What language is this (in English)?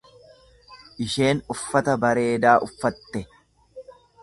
Oromo